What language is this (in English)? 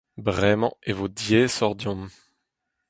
Breton